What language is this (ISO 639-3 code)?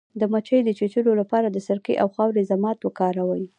pus